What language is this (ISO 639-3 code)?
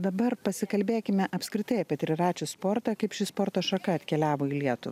lit